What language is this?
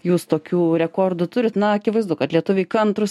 Lithuanian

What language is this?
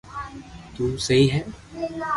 Loarki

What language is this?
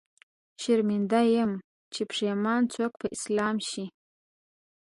Pashto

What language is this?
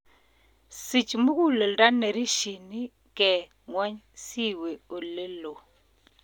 Kalenjin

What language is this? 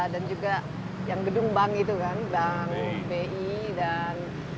Indonesian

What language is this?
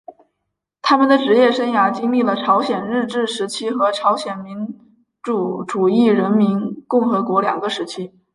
Chinese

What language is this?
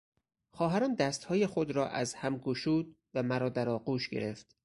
Persian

